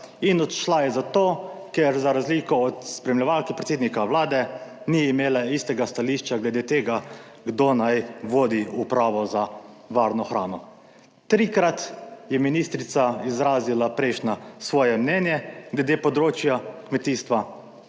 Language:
Slovenian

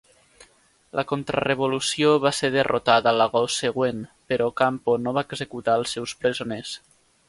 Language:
Catalan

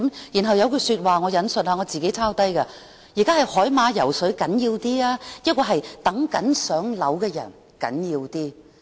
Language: Cantonese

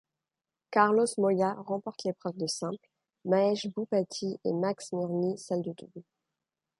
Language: French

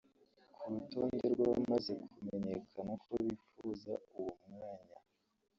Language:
Kinyarwanda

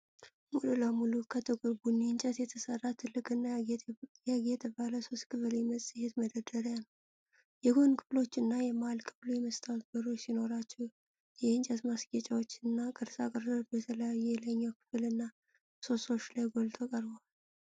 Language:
Amharic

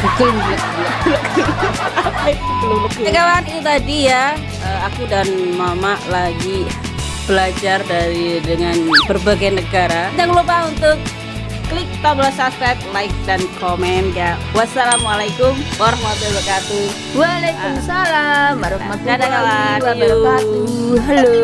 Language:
Indonesian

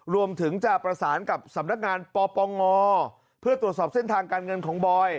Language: Thai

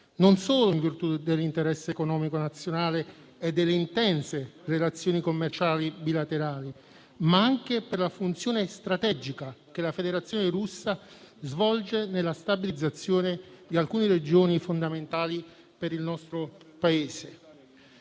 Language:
Italian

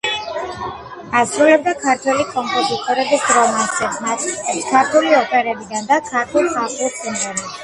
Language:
Georgian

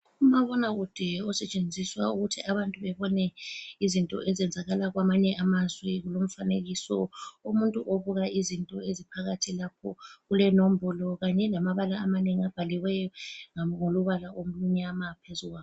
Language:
North Ndebele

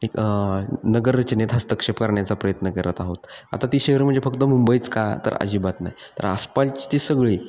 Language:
Marathi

